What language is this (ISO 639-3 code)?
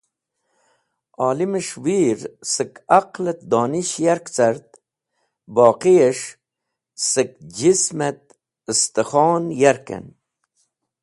wbl